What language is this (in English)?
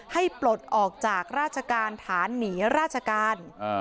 Thai